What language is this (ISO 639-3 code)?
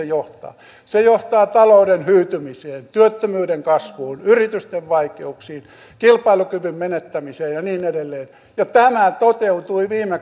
fin